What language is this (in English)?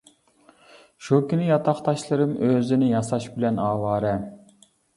Uyghur